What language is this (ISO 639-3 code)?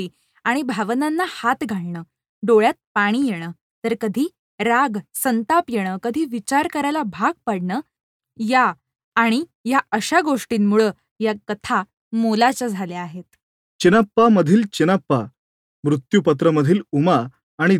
mar